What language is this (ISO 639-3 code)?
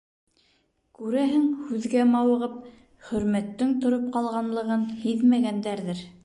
bak